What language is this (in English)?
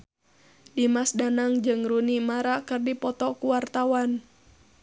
Sundanese